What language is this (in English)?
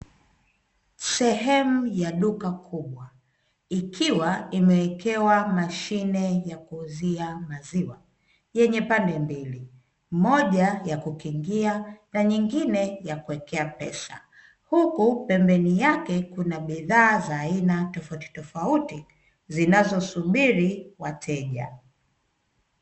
Swahili